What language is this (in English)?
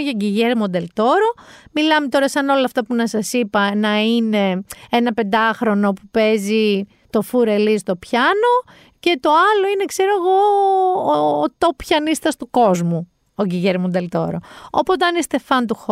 Greek